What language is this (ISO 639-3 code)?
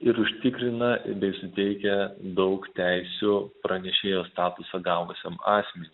lit